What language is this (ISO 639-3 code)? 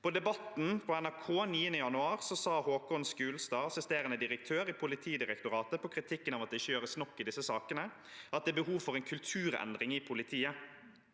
nor